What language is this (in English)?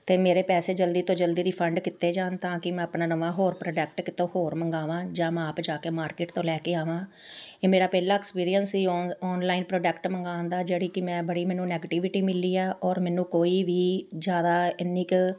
Punjabi